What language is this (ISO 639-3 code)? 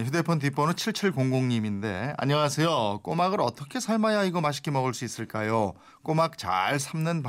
kor